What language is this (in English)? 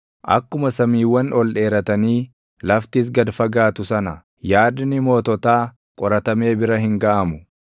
Oromo